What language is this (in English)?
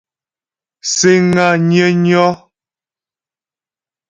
Ghomala